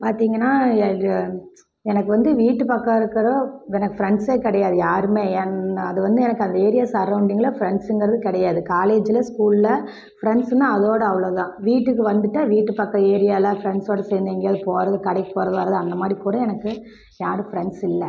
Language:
Tamil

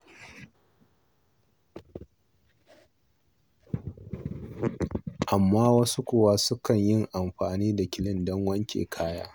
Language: Hausa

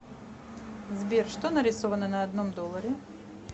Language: Russian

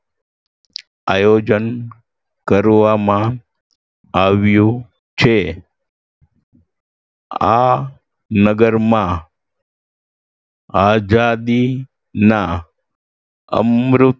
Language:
Gujarati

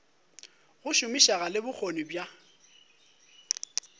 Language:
Northern Sotho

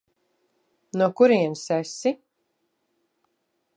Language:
Latvian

